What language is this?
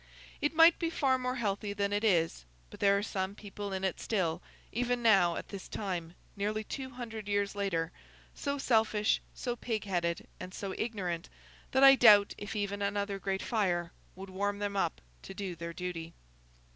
English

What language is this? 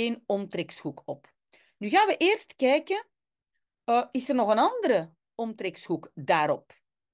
Dutch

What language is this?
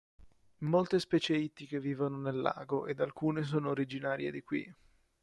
Italian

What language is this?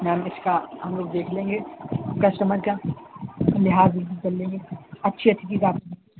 Urdu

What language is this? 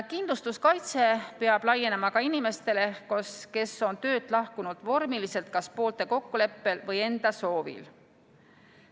Estonian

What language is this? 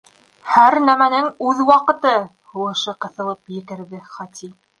Bashkir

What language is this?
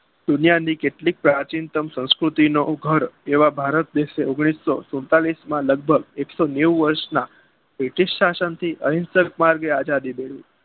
Gujarati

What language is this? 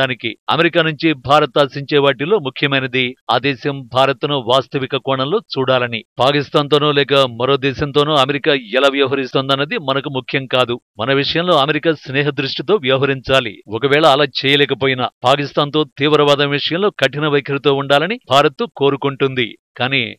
Telugu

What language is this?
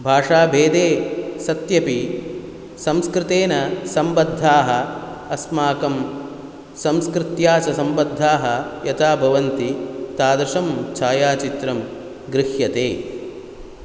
Sanskrit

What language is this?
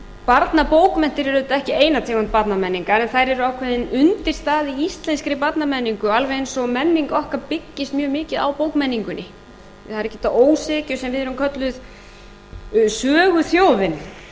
Icelandic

